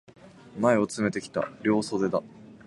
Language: Japanese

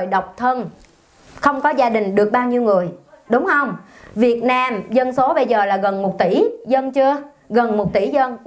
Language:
Vietnamese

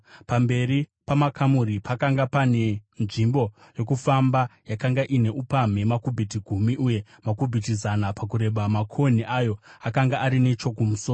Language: Shona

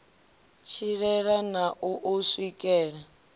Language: Venda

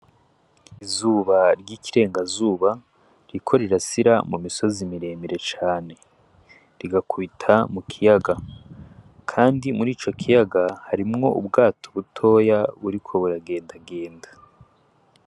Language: Rundi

